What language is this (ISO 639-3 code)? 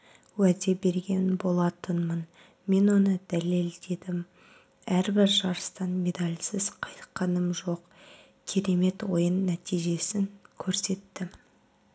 kaz